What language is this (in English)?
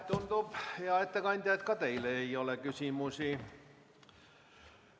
Estonian